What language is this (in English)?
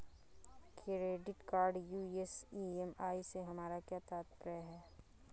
Hindi